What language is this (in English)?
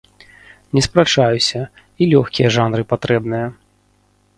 Belarusian